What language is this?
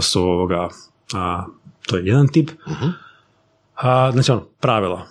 Croatian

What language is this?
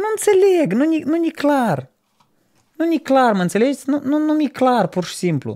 Romanian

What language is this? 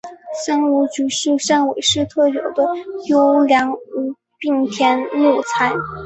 Chinese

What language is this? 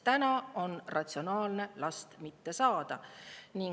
Estonian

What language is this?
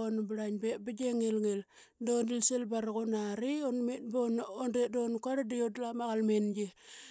Qaqet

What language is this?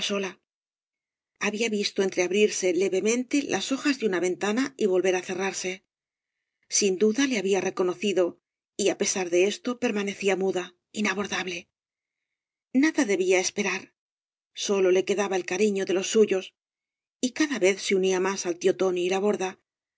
Spanish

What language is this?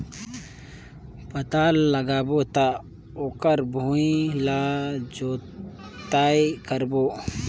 Chhattisgarhi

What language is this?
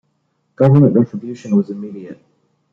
English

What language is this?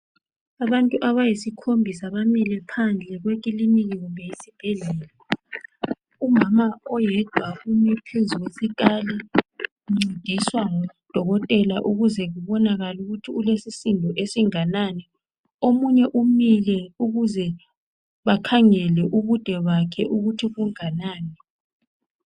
North Ndebele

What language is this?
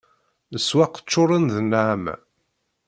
Kabyle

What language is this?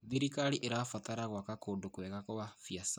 Kikuyu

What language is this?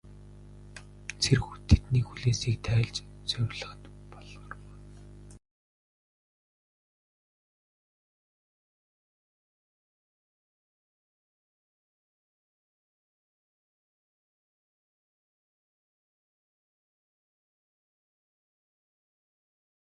Mongolian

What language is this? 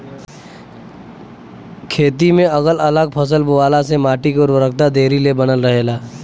Bhojpuri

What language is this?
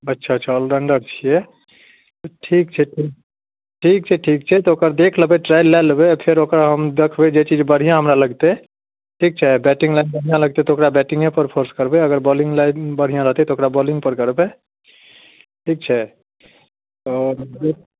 Maithili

